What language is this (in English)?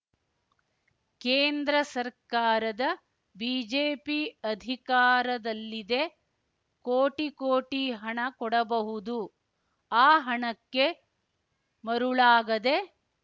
Kannada